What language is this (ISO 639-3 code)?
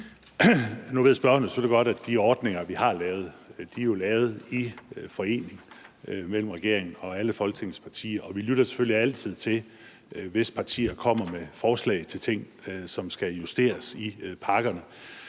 dan